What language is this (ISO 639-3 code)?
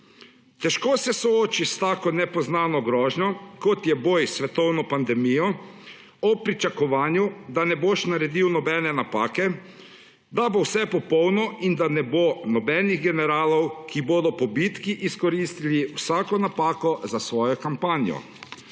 slv